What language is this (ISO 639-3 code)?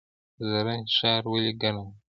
pus